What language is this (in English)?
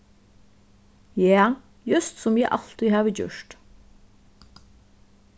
Faroese